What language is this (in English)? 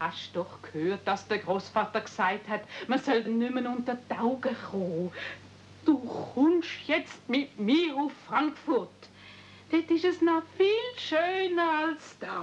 German